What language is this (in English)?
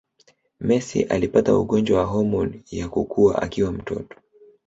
Swahili